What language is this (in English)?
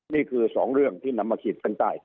Thai